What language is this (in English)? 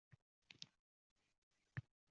Uzbek